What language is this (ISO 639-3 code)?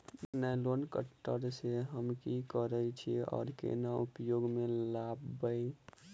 mai